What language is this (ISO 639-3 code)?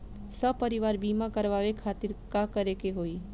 bho